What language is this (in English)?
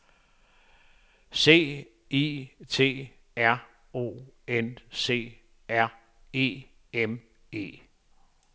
Danish